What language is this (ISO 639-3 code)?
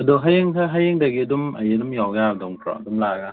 mni